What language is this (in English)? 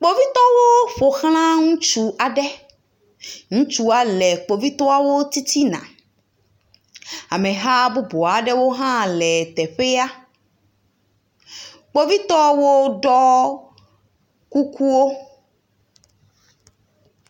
Ewe